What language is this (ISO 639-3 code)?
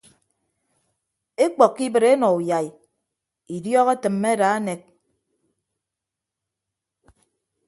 ibb